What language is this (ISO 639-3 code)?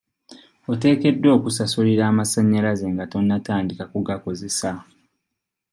lug